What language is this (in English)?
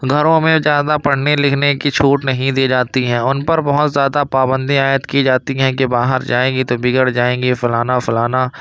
Urdu